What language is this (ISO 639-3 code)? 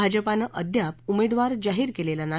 mar